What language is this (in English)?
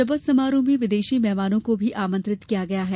Hindi